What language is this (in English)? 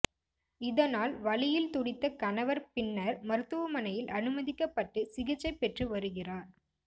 Tamil